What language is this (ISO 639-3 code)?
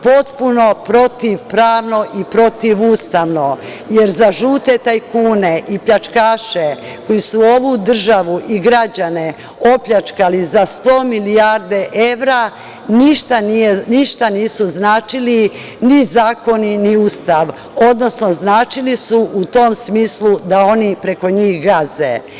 srp